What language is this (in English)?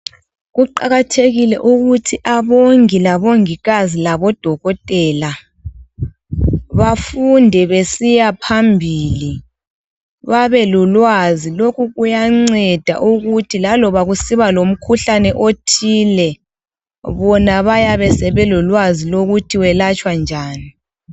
North Ndebele